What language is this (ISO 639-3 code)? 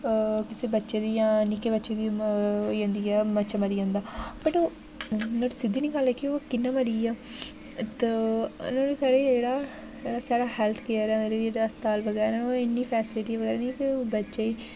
doi